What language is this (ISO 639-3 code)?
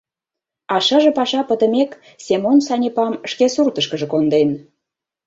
chm